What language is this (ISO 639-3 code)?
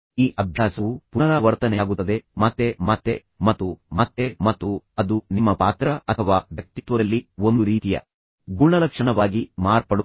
kan